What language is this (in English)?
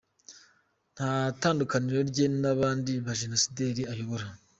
Kinyarwanda